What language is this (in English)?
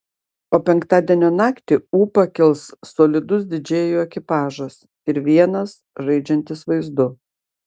Lithuanian